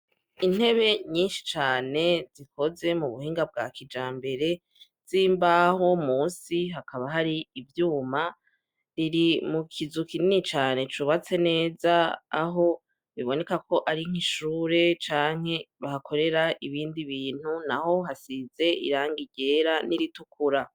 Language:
Rundi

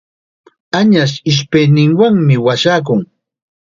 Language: Chiquián Ancash Quechua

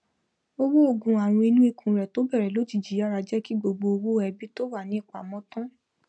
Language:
Yoruba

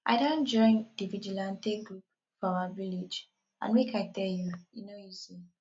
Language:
Nigerian Pidgin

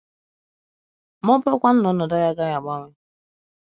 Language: Igbo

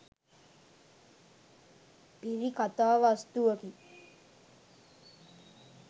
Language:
Sinhala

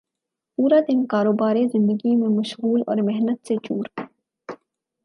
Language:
Urdu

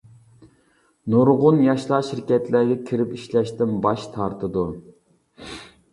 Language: Uyghur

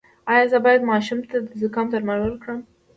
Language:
Pashto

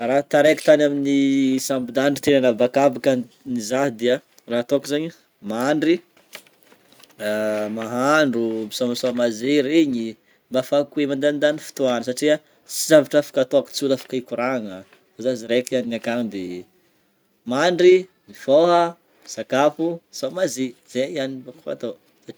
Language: Northern Betsimisaraka Malagasy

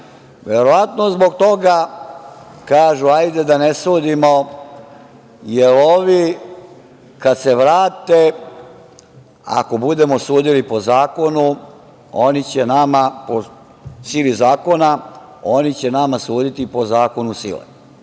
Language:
Serbian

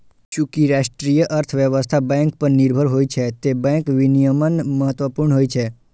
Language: Maithili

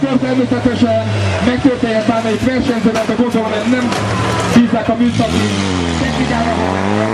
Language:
Hungarian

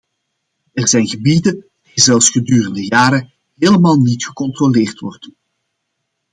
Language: Dutch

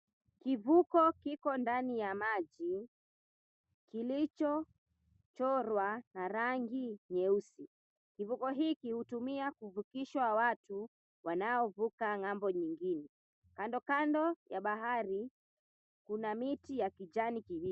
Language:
Swahili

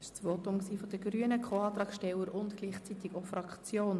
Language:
Swiss German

